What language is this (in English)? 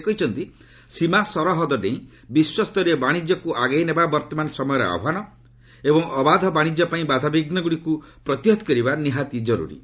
Odia